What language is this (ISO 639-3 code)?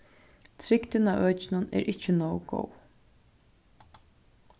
fao